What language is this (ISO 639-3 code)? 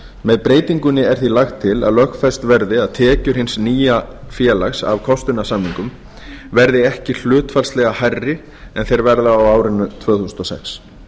isl